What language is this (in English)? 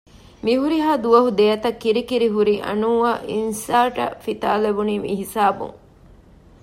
Divehi